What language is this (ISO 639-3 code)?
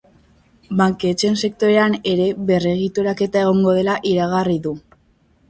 eus